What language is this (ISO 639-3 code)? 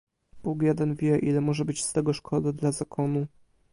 pol